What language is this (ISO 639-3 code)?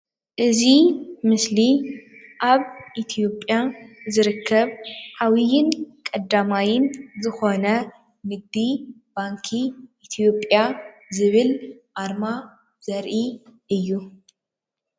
tir